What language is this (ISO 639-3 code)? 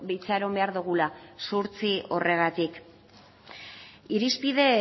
eus